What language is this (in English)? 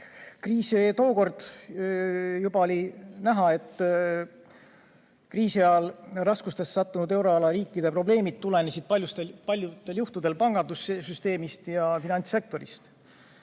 Estonian